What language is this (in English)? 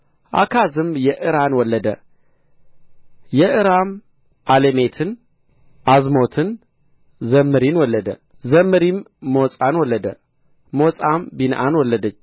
Amharic